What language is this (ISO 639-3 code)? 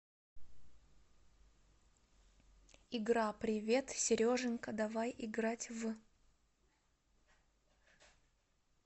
rus